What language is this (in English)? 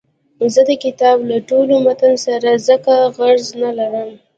Pashto